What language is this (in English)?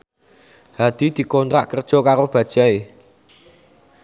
Javanese